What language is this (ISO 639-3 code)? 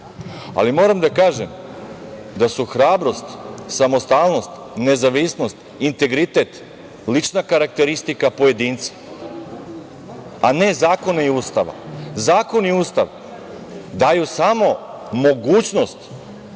srp